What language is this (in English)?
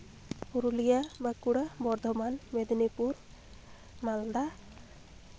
Santali